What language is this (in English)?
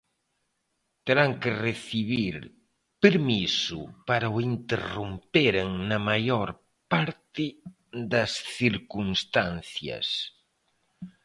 Galician